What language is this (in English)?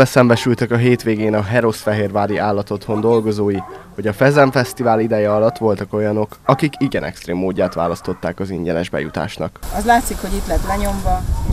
Hungarian